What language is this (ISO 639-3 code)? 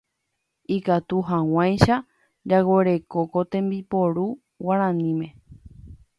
grn